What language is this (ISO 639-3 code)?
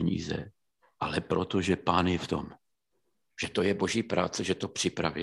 ces